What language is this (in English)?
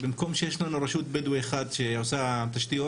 Hebrew